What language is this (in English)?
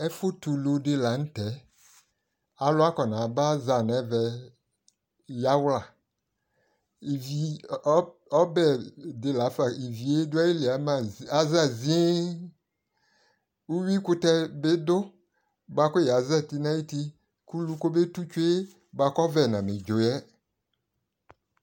Ikposo